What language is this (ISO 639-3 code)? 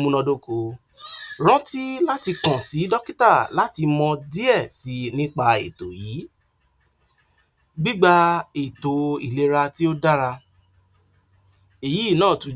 yor